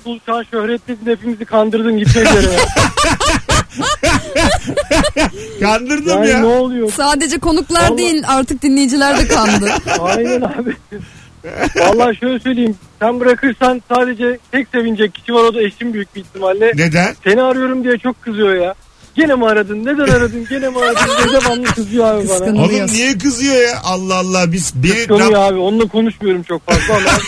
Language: Turkish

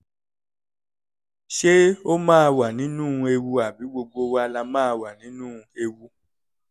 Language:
Yoruba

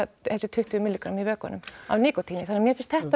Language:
Icelandic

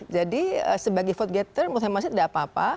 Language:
Indonesian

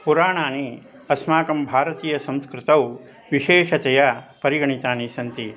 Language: Sanskrit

